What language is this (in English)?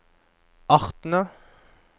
Norwegian